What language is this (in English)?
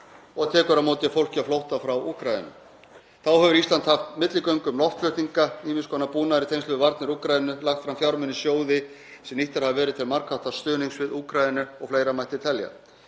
Icelandic